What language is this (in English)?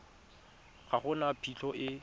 Tswana